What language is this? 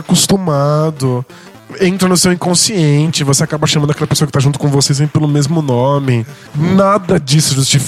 Portuguese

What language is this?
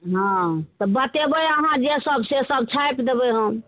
Maithili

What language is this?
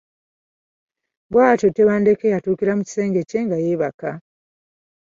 Ganda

